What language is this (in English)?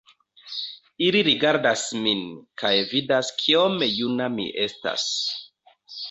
Esperanto